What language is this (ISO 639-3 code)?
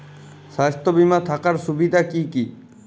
ben